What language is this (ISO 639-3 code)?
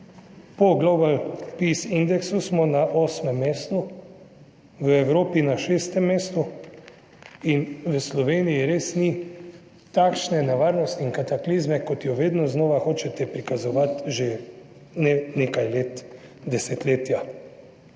slv